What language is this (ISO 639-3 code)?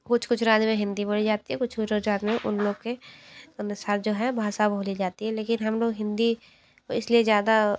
hin